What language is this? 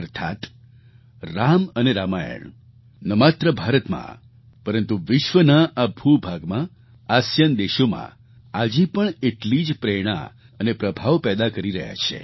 Gujarati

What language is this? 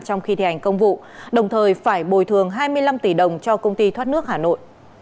Vietnamese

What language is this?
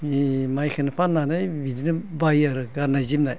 Bodo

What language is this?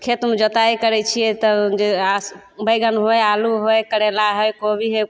Maithili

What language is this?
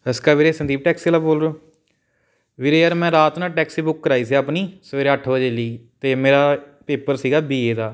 Punjabi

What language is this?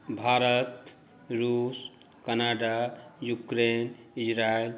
Maithili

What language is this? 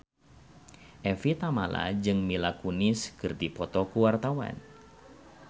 Sundanese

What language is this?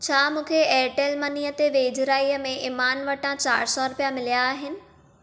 Sindhi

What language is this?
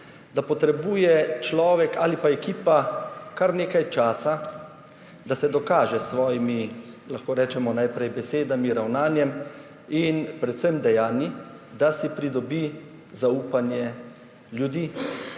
Slovenian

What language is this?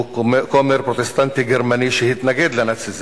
Hebrew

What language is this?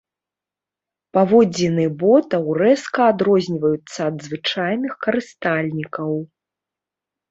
Belarusian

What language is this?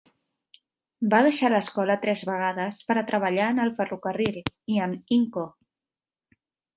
Catalan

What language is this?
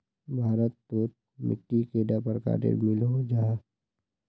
Magahi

